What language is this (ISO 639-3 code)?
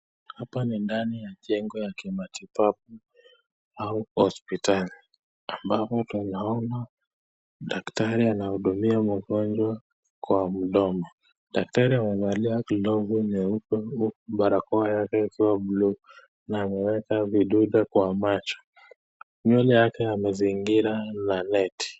swa